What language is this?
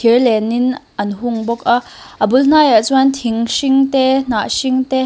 Mizo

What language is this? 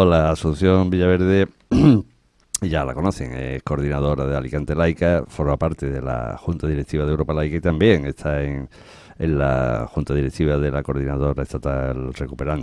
Spanish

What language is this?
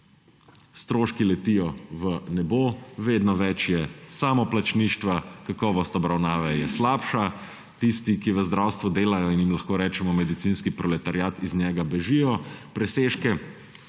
Slovenian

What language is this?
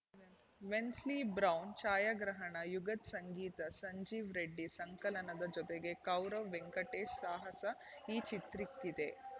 Kannada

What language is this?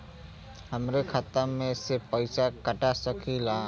Bhojpuri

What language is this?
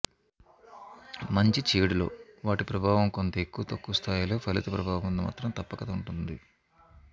Telugu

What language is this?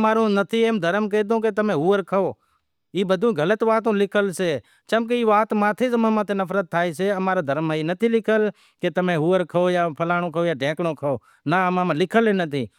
Wadiyara Koli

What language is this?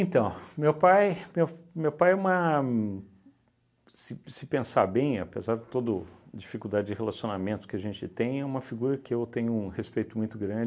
Portuguese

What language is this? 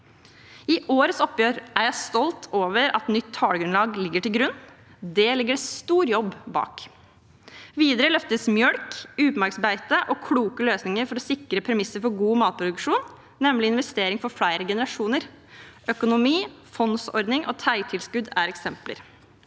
Norwegian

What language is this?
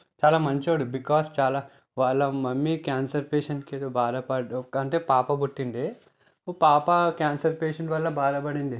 Telugu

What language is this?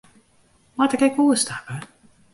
Western Frisian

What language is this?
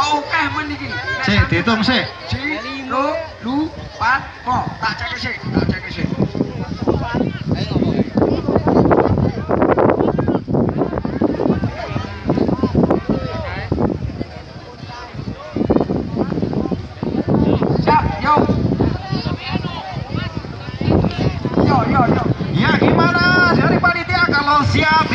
Indonesian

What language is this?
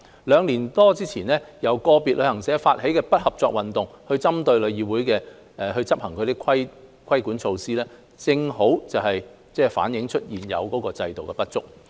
Cantonese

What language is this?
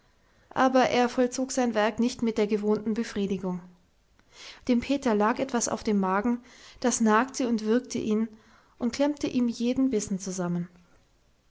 German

